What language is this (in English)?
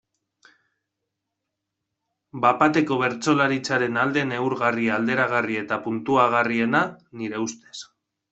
Basque